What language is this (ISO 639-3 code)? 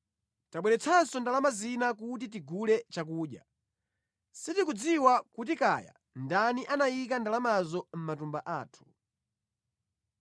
nya